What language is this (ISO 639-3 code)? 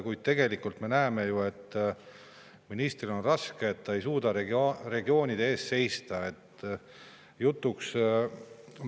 est